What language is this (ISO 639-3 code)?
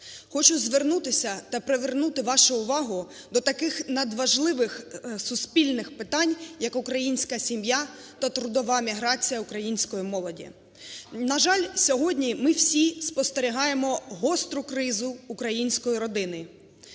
ukr